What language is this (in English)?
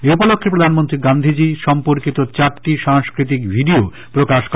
Bangla